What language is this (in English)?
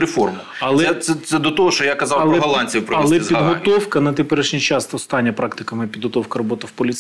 Ukrainian